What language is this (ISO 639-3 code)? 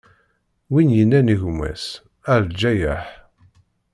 kab